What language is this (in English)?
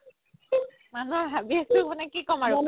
Assamese